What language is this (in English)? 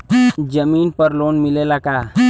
Bhojpuri